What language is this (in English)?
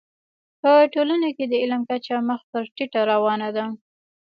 Pashto